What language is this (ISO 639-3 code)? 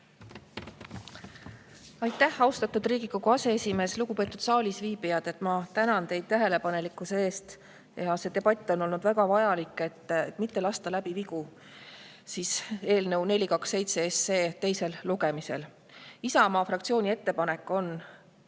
est